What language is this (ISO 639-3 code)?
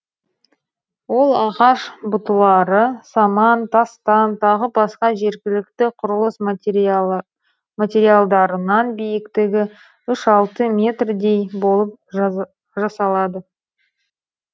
kaz